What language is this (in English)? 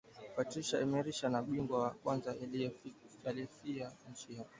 Swahili